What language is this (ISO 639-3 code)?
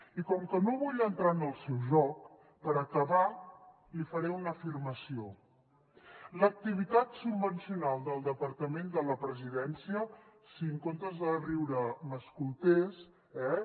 cat